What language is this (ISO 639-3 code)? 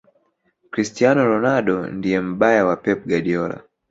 swa